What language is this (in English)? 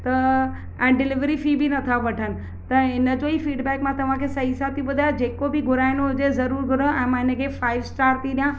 Sindhi